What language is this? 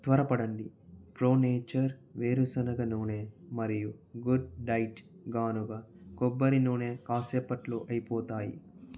Telugu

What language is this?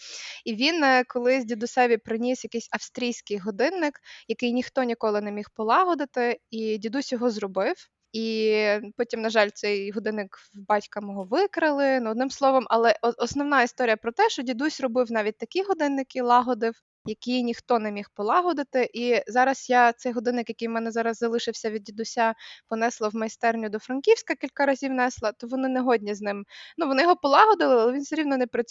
Ukrainian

